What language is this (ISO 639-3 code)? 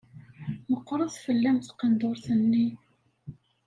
kab